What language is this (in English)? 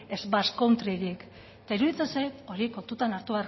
Basque